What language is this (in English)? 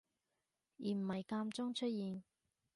Cantonese